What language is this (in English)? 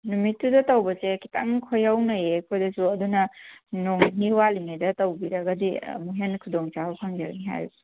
Manipuri